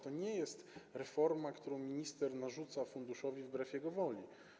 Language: Polish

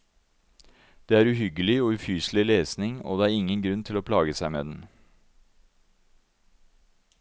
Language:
Norwegian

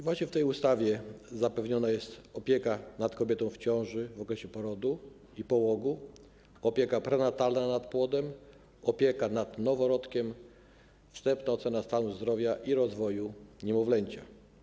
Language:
Polish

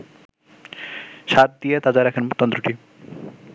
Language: Bangla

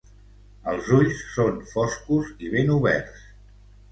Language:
Catalan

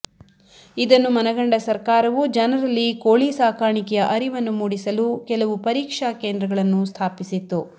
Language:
Kannada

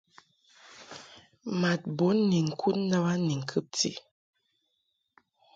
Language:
Mungaka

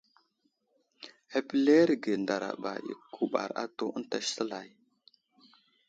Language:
Wuzlam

